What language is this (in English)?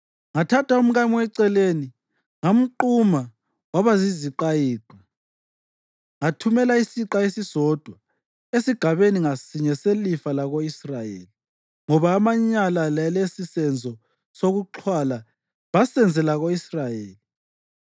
North Ndebele